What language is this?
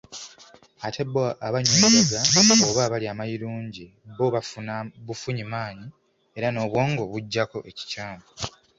Ganda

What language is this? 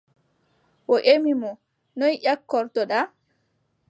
Adamawa Fulfulde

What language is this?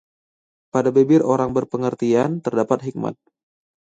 Indonesian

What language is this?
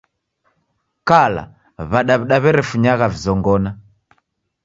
Taita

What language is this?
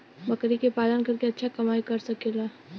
Bhojpuri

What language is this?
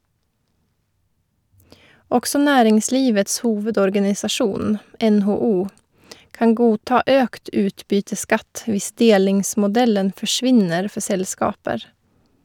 Norwegian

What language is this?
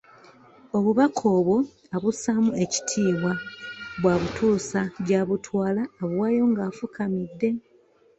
Ganda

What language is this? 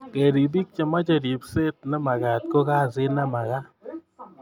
Kalenjin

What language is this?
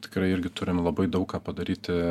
Lithuanian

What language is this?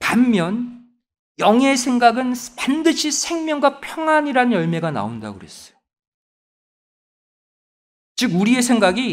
Korean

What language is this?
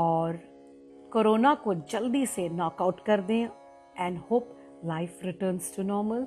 Hindi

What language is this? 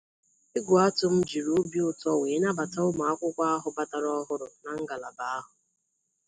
Igbo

